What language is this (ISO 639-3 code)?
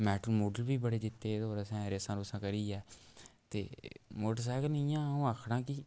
doi